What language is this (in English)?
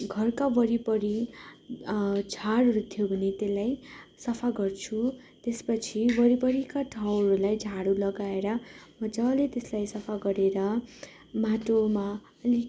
Nepali